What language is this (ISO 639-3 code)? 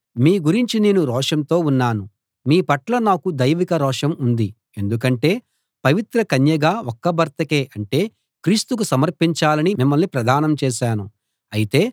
tel